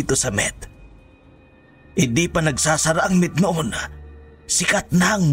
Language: Filipino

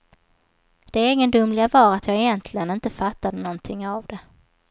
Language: Swedish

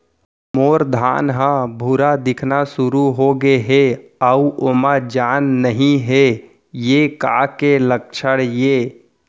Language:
Chhattisgarhi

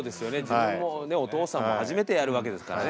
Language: Japanese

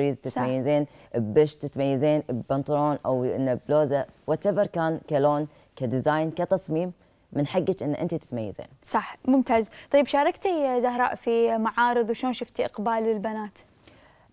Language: Arabic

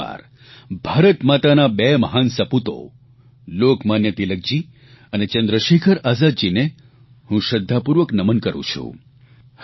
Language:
Gujarati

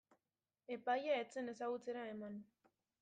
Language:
Basque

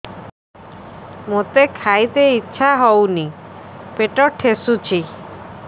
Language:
Odia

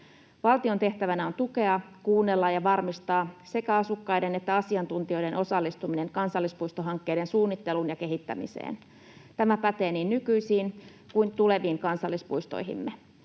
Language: Finnish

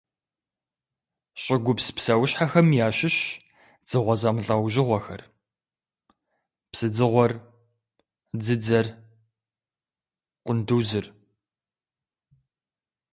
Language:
Kabardian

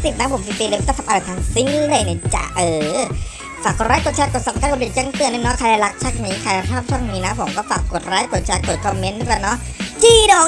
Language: Thai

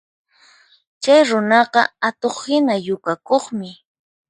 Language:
Puno Quechua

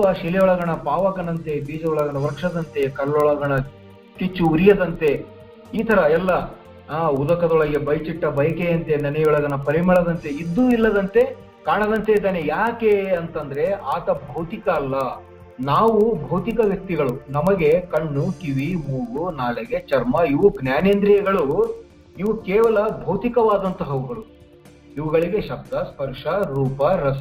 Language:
Kannada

